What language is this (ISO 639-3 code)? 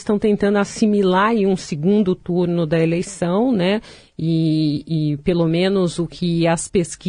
por